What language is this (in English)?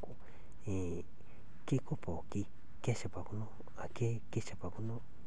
Masai